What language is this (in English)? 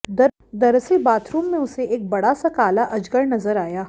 Hindi